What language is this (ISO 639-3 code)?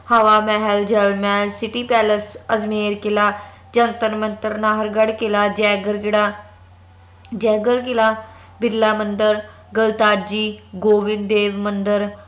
pan